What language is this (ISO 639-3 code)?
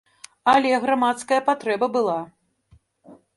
bel